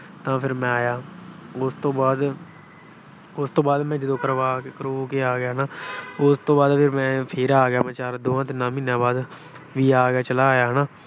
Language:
Punjabi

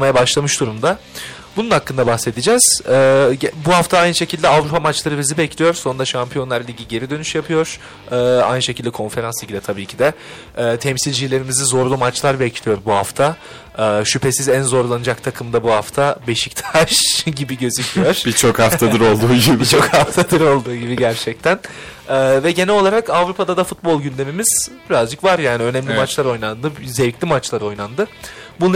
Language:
Turkish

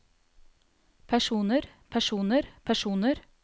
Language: Norwegian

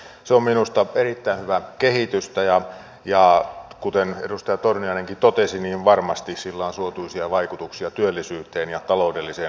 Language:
Finnish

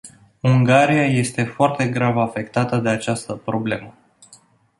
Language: Romanian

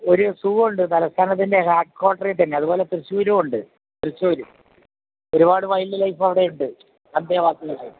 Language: Malayalam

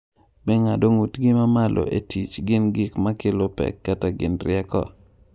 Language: Luo (Kenya and Tanzania)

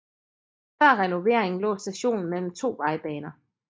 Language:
Danish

